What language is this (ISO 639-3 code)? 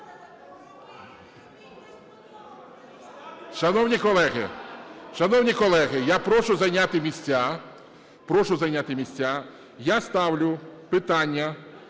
ukr